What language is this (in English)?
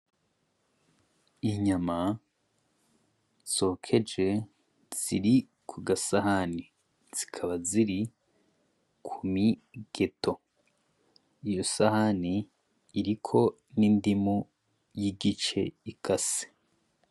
Rundi